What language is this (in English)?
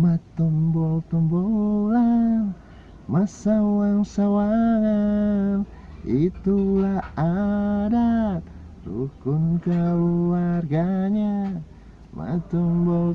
Indonesian